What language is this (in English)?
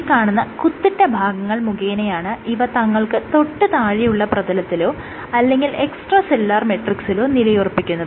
Malayalam